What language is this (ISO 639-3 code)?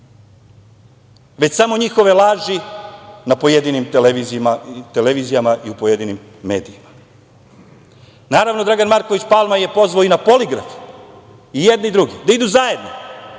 srp